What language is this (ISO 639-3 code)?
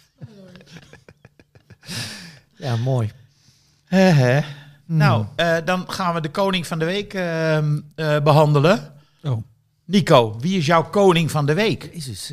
nld